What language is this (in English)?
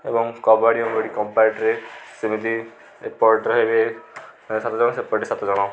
Odia